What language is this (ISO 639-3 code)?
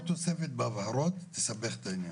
heb